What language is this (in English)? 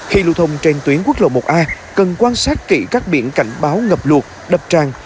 Vietnamese